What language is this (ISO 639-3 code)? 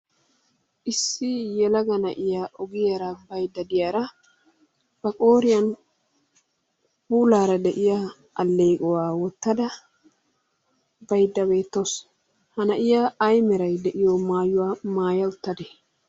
wal